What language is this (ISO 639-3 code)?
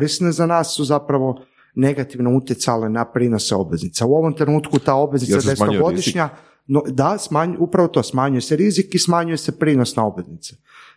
hrv